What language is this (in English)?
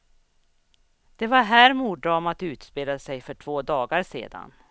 Swedish